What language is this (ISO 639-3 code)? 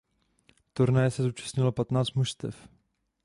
ces